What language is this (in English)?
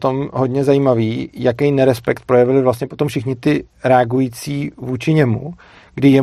Czech